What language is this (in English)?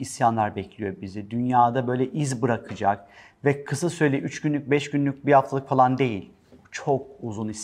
Turkish